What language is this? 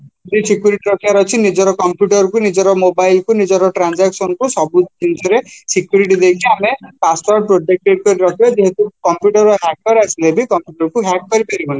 Odia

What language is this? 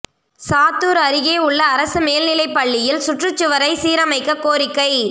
Tamil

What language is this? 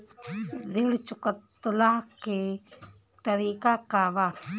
Bhojpuri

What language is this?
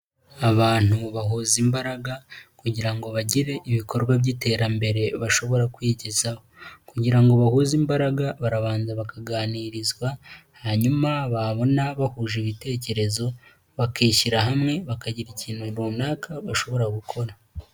Kinyarwanda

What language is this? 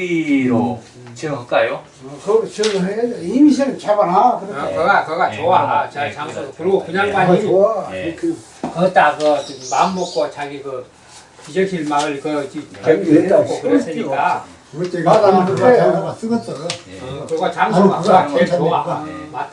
Korean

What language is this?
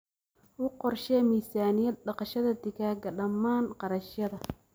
Somali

